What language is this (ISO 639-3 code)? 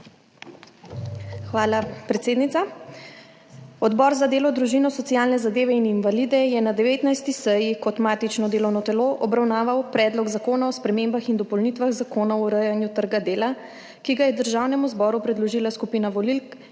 slv